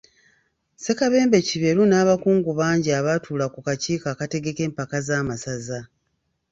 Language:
Ganda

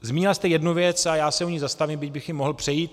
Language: Czech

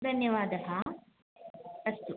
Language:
Sanskrit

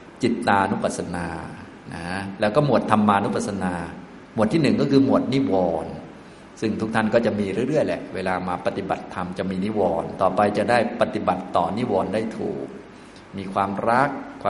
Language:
Thai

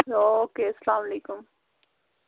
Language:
Kashmiri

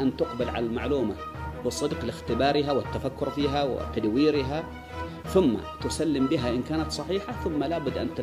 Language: Arabic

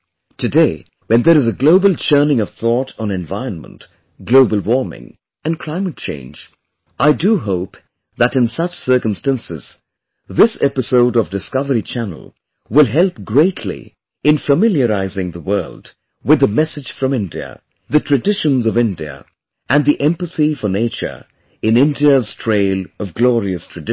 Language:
English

